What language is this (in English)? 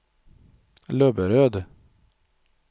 Swedish